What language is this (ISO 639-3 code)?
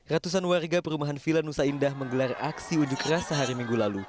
ind